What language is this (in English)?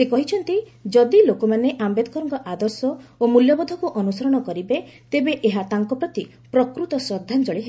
Odia